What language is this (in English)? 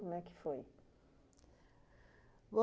Portuguese